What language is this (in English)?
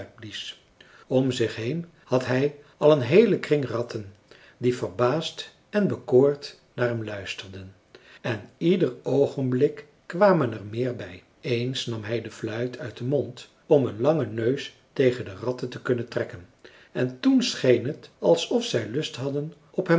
Dutch